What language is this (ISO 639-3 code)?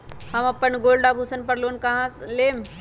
mag